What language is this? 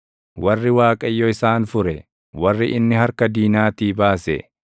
Oromo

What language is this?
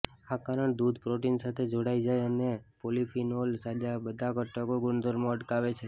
Gujarati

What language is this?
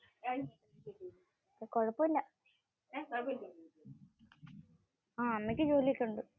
Malayalam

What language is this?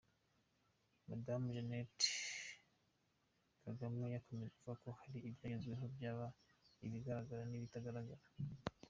Kinyarwanda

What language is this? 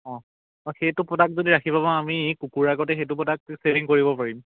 Assamese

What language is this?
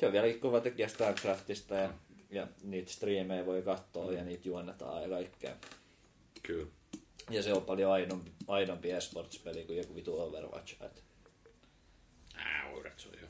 Finnish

